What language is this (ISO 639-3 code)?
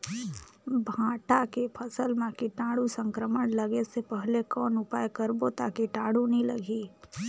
hne